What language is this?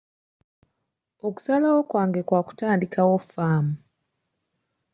Ganda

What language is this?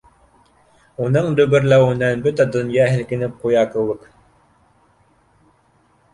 Bashkir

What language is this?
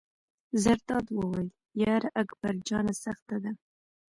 Pashto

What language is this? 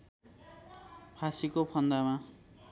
Nepali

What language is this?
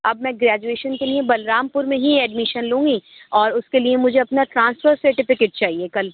Urdu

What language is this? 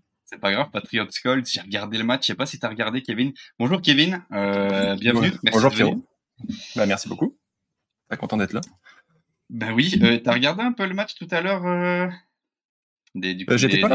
French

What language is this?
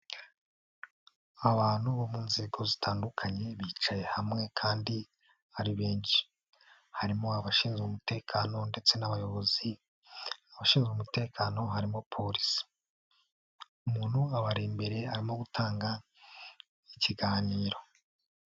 Kinyarwanda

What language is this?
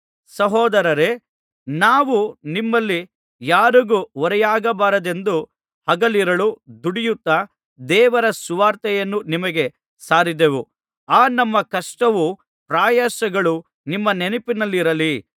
Kannada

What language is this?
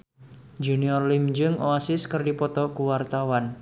Sundanese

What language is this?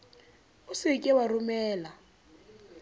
Southern Sotho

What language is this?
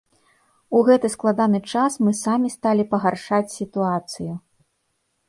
Belarusian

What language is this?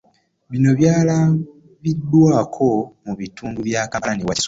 Ganda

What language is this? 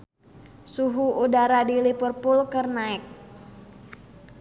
Sundanese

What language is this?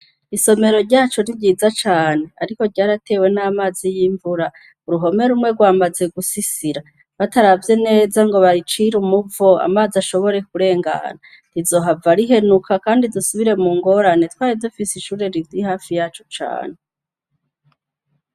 Rundi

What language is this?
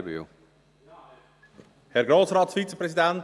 Swiss German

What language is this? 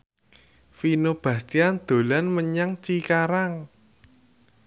Javanese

